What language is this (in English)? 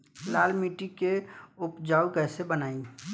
Bhojpuri